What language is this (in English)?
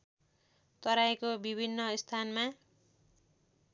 Nepali